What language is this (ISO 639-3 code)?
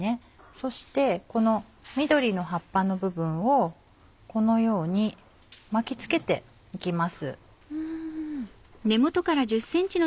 jpn